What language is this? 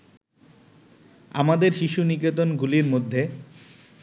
Bangla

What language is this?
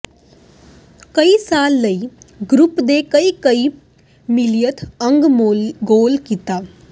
Punjabi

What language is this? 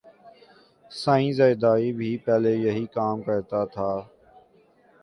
Urdu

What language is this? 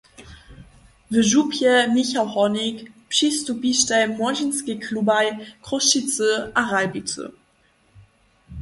Upper Sorbian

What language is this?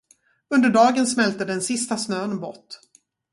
Swedish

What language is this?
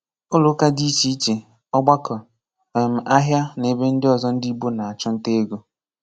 Igbo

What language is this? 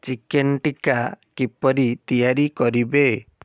Odia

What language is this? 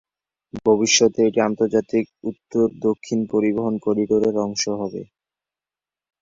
Bangla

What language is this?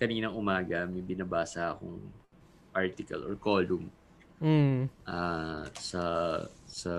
Filipino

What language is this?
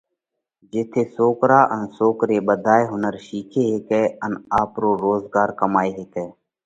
Parkari Koli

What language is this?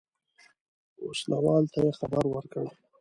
Pashto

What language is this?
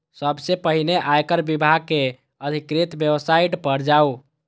Maithili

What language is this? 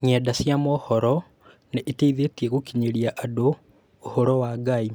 Kikuyu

